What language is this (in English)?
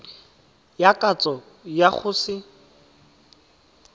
Tswana